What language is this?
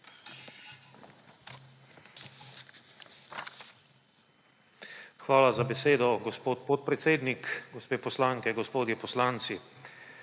Slovenian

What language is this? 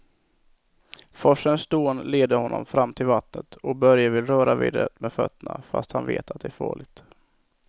Swedish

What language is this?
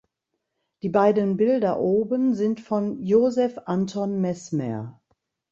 German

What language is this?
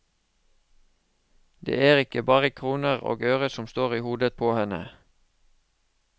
Norwegian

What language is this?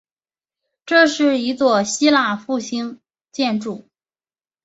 Chinese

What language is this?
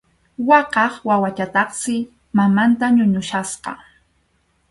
Arequipa-La Unión Quechua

